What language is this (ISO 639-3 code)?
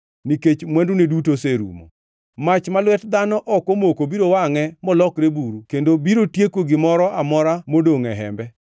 luo